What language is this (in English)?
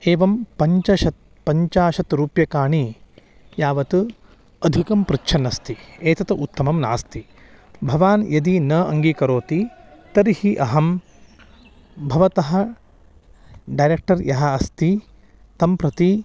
Sanskrit